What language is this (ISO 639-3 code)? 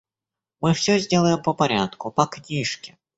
rus